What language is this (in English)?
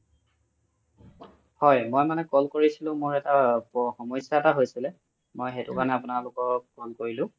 Assamese